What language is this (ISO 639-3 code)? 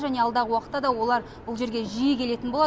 kaz